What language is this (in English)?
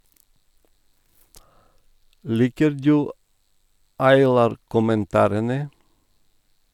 Norwegian